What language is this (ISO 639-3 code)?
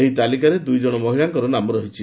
ori